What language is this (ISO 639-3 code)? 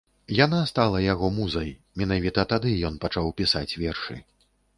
bel